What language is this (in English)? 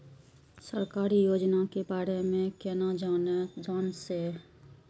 Maithili